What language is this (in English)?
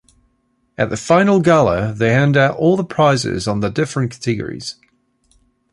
English